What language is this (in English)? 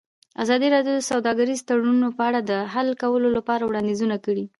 Pashto